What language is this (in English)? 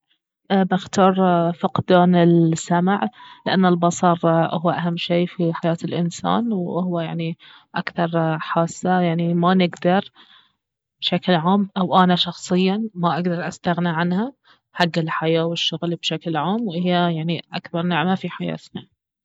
Baharna Arabic